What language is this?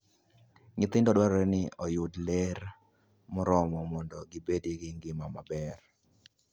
Luo (Kenya and Tanzania)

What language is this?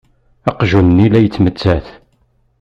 Kabyle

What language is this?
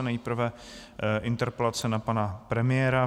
Czech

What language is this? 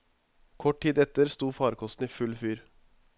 Norwegian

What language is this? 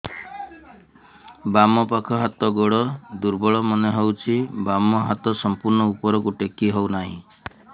Odia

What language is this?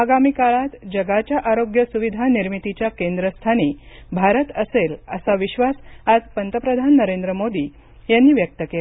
Marathi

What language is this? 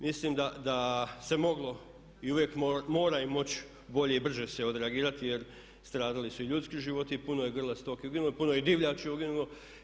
Croatian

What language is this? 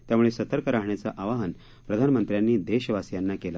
Marathi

